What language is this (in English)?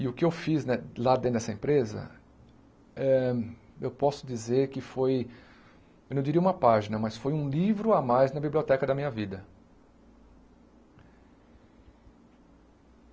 Portuguese